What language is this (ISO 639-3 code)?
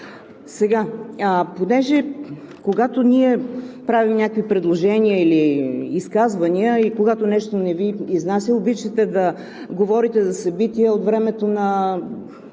bul